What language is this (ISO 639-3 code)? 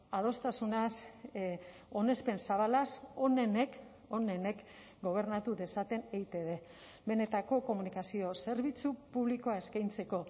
eus